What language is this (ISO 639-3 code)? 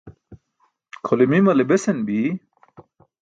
bsk